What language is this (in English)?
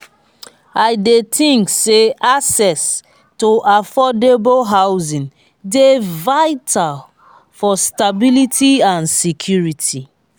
Nigerian Pidgin